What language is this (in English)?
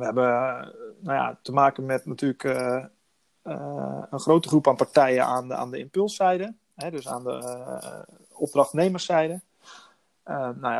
Dutch